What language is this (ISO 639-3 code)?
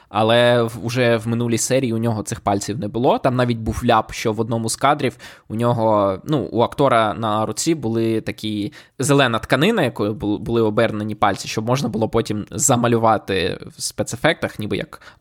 ukr